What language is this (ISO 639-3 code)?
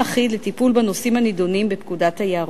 heb